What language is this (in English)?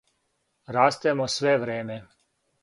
Serbian